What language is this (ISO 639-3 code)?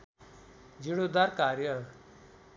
nep